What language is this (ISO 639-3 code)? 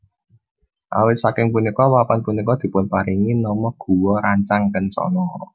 jav